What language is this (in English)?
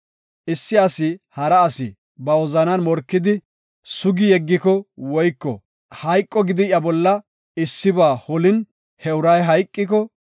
Gofa